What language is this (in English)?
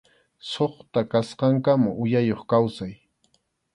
Arequipa-La Unión Quechua